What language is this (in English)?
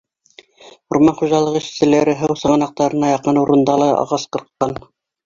Bashkir